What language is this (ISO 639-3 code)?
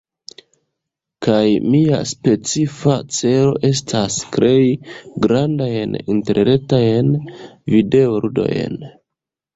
epo